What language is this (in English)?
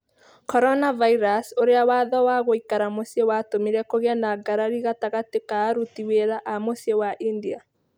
Kikuyu